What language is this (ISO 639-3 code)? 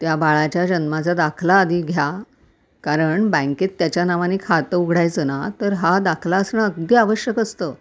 mar